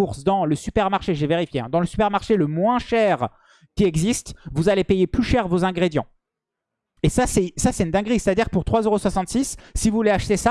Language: French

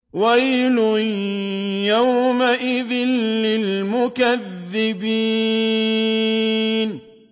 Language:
Arabic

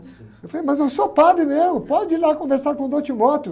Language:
Portuguese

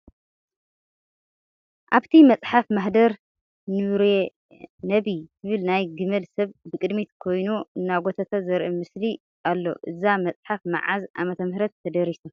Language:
Tigrinya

